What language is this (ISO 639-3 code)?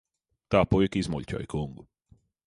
lav